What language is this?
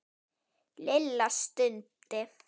Icelandic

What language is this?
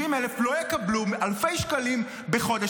Hebrew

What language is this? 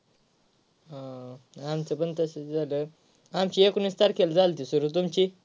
Marathi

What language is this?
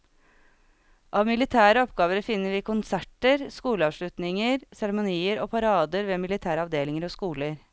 Norwegian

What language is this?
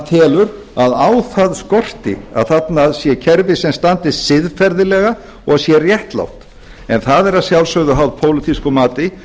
Icelandic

